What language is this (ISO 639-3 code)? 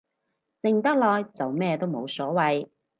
yue